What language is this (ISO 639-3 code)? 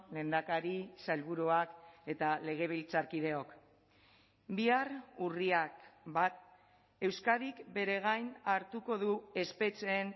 eus